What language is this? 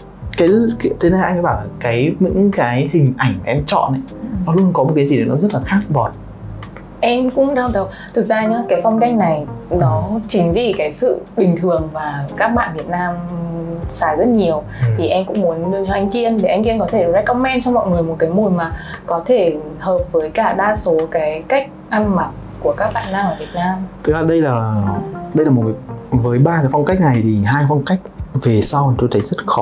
Vietnamese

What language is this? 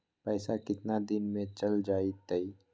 Magahi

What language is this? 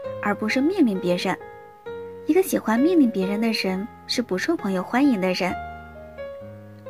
Chinese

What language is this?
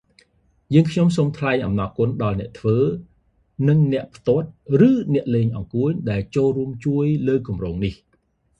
Khmer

